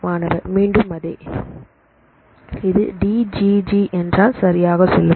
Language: Tamil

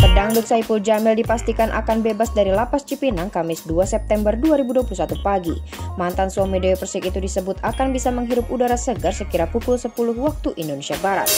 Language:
Indonesian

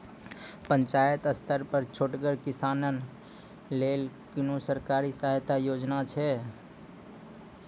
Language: Maithili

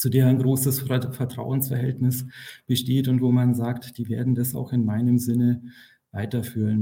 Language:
German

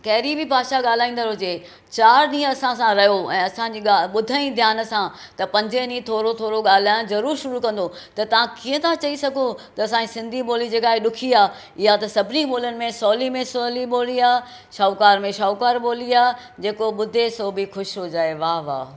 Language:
Sindhi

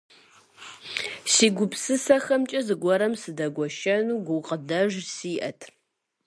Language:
Kabardian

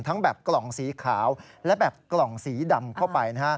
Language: Thai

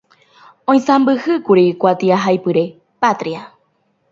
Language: Guarani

